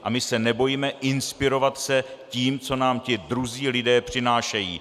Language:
Czech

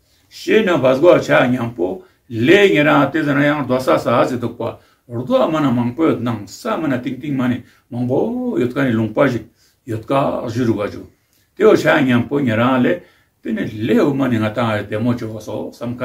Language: French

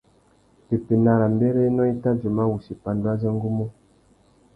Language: Tuki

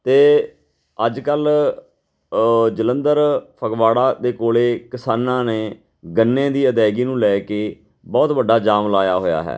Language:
Punjabi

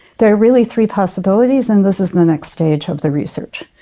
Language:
English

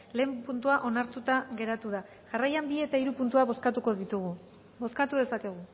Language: Basque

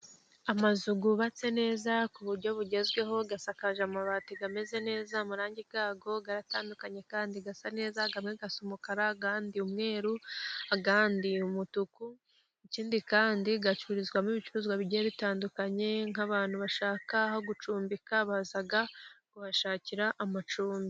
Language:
Kinyarwanda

